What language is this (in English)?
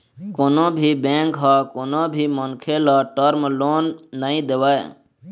Chhattisgarhi